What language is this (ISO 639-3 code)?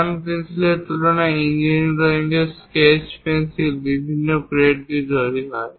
ben